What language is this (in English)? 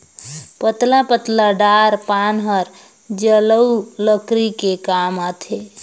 Chhattisgarhi